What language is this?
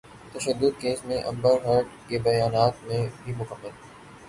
Urdu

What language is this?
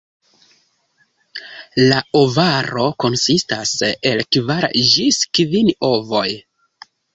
Esperanto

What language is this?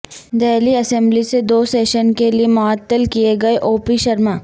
Urdu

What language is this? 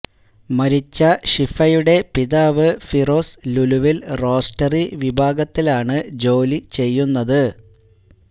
Malayalam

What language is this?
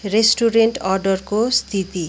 Nepali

